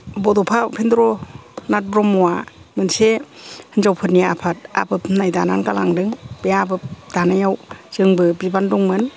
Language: Bodo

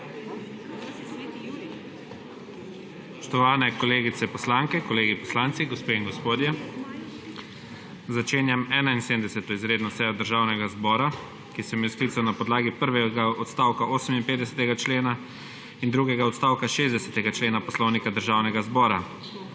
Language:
Slovenian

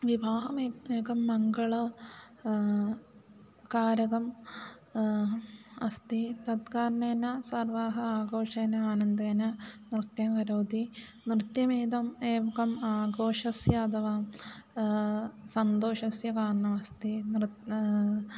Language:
Sanskrit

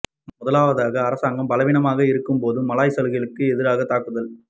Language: Tamil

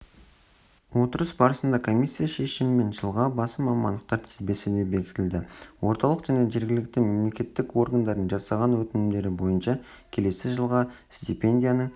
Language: Kazakh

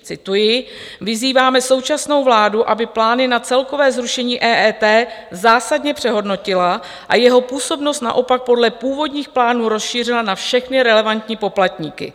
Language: Czech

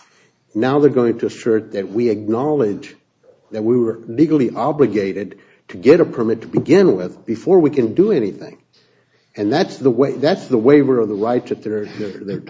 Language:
English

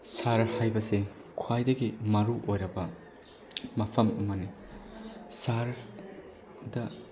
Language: Manipuri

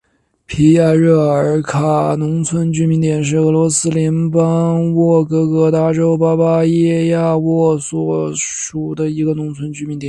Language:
Chinese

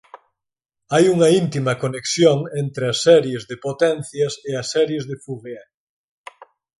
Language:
Galician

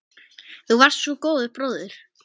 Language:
Icelandic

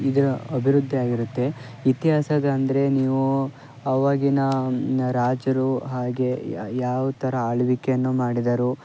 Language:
Kannada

